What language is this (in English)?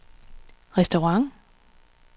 Danish